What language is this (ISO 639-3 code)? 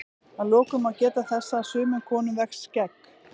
isl